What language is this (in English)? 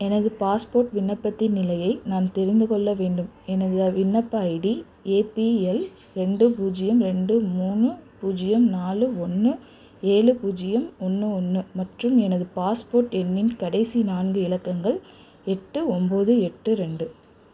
Tamil